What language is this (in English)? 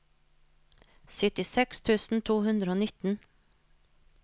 Norwegian